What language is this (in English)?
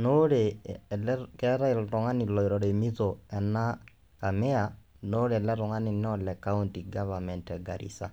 Masai